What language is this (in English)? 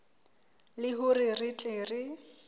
Southern Sotho